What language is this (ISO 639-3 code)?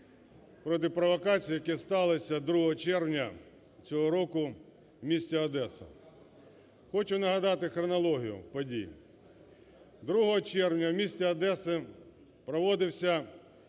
ukr